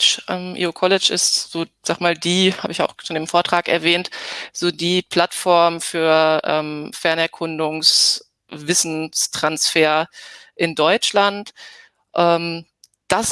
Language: German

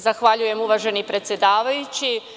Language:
Serbian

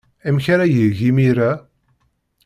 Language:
Kabyle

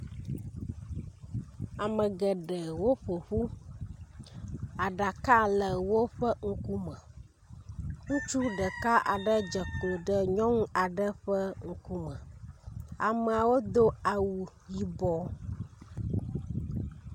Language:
Ewe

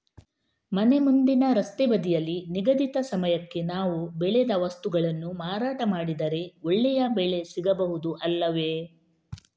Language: Kannada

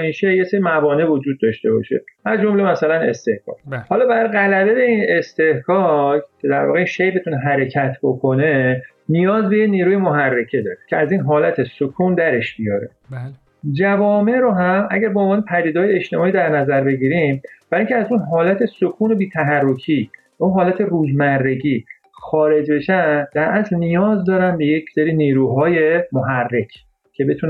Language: Persian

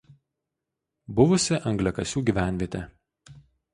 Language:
Lithuanian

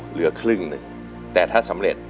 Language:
Thai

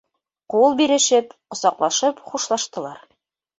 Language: Bashkir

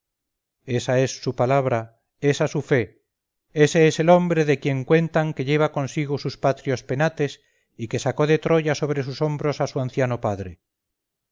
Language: Spanish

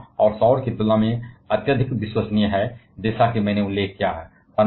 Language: Hindi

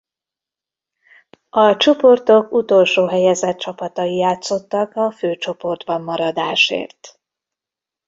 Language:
Hungarian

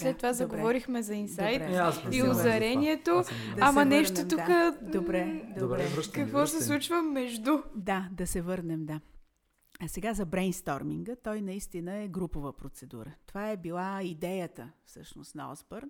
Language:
Bulgarian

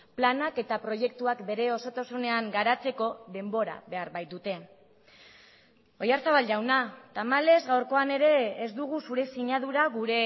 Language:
Basque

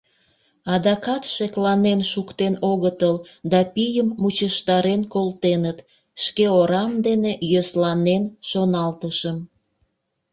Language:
Mari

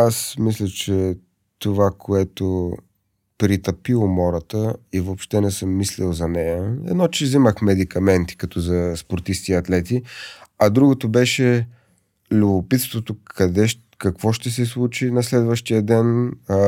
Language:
Bulgarian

